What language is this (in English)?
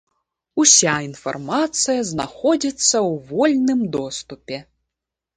Belarusian